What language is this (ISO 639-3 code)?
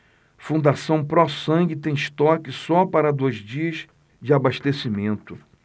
por